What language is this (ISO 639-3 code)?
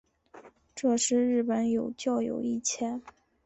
zho